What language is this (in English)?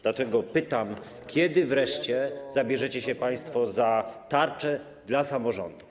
Polish